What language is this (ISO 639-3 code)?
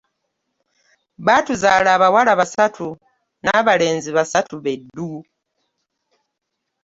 lug